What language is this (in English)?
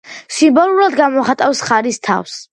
Georgian